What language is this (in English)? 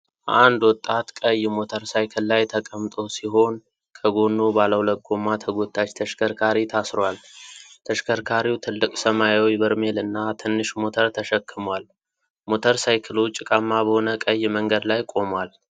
Amharic